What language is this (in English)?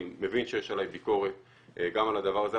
Hebrew